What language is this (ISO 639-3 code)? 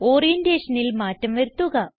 mal